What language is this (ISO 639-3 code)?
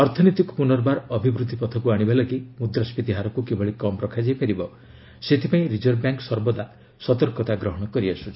ori